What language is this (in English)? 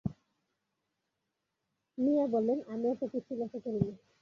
Bangla